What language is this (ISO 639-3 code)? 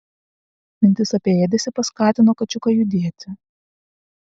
lit